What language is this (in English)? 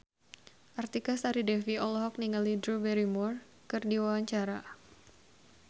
Sundanese